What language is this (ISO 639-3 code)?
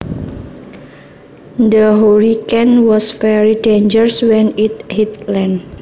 jav